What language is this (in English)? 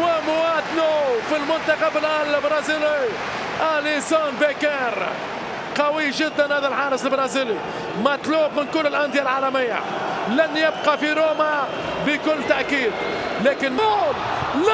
Arabic